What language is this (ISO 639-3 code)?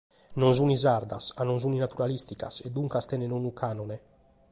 srd